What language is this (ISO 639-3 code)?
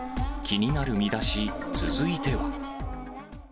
jpn